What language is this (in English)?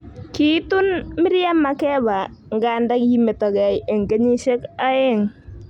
Kalenjin